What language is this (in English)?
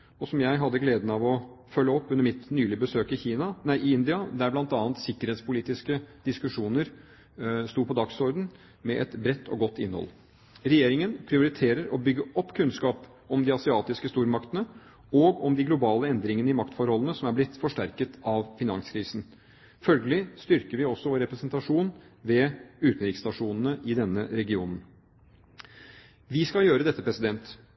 Norwegian Bokmål